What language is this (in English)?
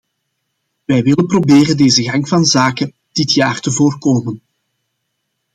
Dutch